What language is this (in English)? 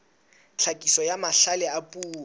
Southern Sotho